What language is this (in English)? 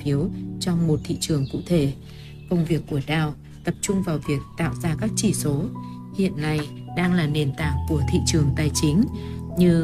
Vietnamese